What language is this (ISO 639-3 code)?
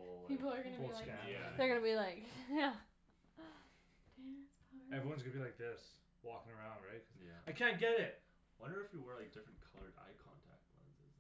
eng